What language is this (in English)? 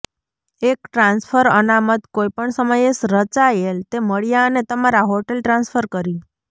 Gujarati